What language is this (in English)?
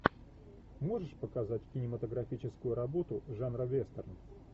Russian